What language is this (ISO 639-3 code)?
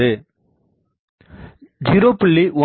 tam